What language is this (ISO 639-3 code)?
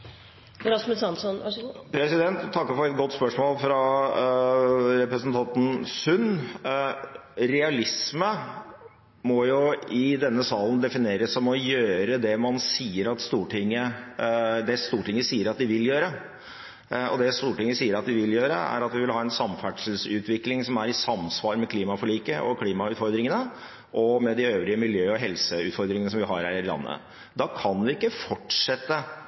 nob